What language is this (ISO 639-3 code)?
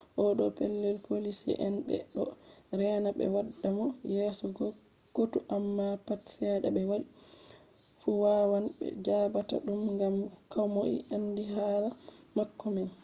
ful